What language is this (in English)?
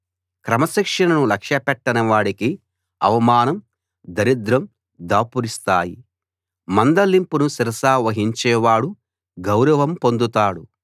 Telugu